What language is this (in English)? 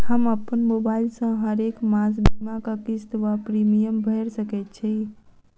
Maithili